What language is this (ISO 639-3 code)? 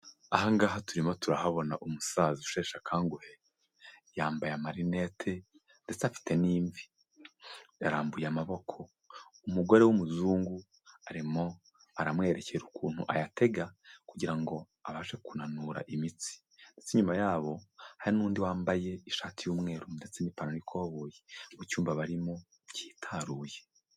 kin